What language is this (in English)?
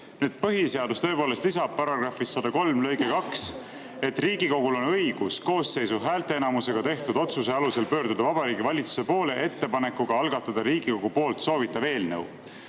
Estonian